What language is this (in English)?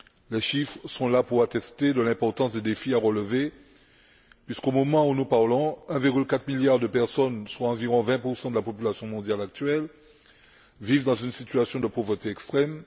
French